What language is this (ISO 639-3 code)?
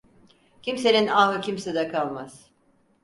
tur